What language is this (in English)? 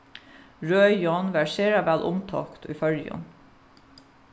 Faroese